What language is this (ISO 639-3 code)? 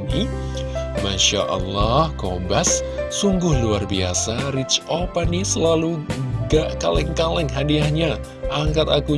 ind